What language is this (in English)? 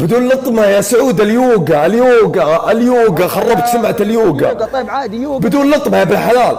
Arabic